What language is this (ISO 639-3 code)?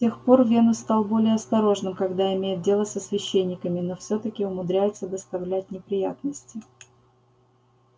rus